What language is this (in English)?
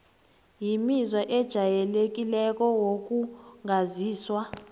South Ndebele